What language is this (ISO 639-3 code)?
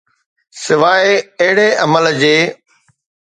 snd